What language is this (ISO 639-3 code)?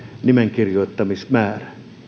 fin